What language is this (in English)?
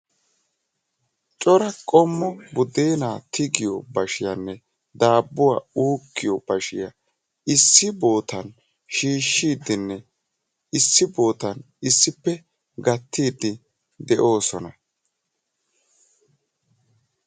Wolaytta